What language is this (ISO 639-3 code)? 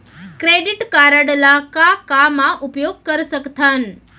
hne